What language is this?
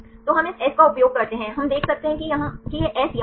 Hindi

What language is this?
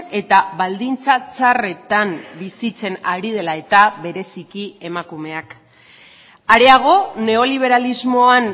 Basque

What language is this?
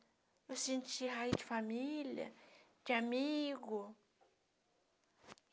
Portuguese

